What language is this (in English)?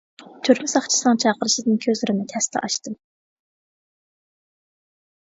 Uyghur